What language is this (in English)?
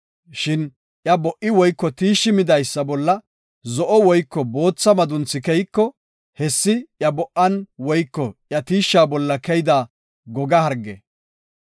Gofa